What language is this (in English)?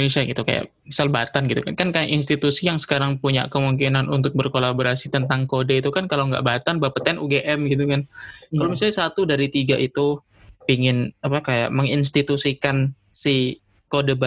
Indonesian